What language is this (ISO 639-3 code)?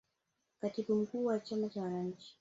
swa